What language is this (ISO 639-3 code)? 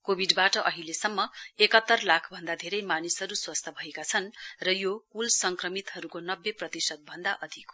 nep